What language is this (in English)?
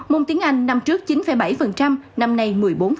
Vietnamese